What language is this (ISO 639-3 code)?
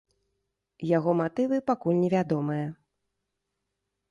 bel